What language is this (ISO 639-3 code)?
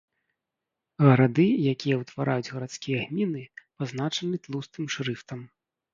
bel